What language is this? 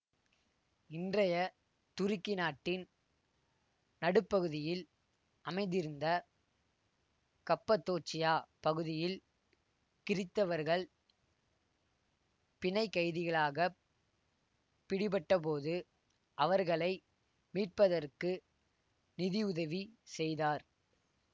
Tamil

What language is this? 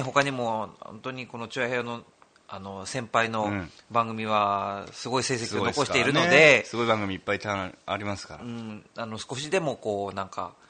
Japanese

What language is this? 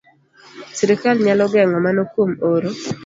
Luo (Kenya and Tanzania)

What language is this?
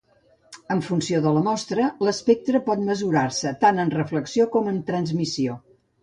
Catalan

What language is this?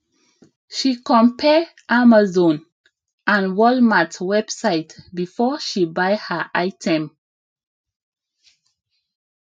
Nigerian Pidgin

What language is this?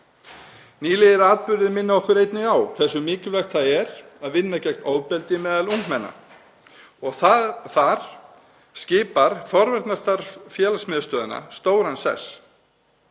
Icelandic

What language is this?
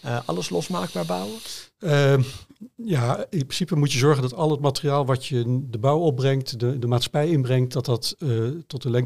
Dutch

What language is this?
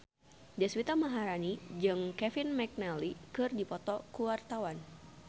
Sundanese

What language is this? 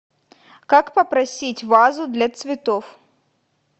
Russian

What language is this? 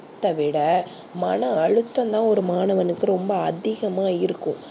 Tamil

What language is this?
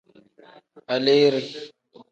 Tem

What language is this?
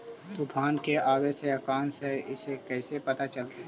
Magahi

